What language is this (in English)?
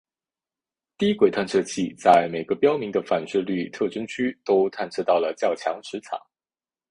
Chinese